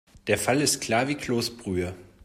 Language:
German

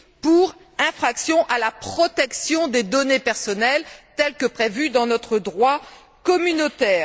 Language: French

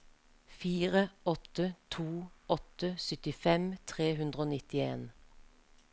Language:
Norwegian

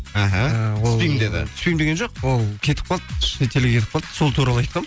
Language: Kazakh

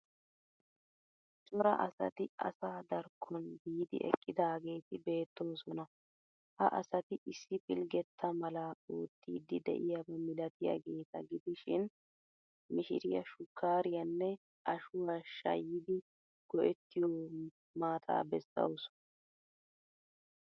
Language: Wolaytta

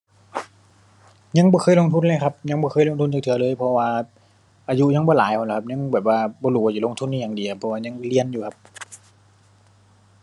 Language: Thai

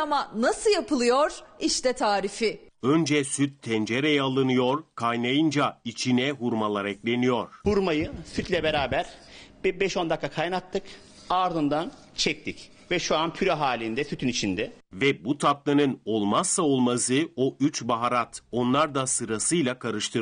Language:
Turkish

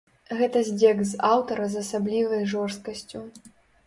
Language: Belarusian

